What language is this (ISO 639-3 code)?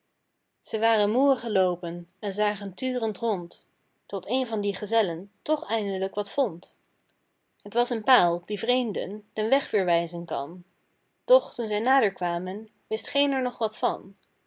nld